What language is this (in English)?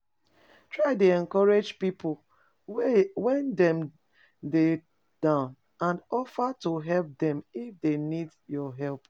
Nigerian Pidgin